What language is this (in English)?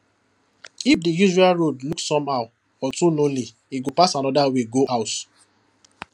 Nigerian Pidgin